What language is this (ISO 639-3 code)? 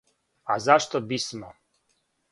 srp